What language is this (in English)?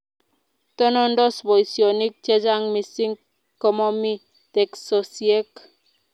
Kalenjin